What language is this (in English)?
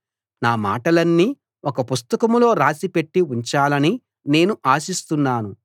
Telugu